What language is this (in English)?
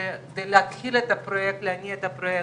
Hebrew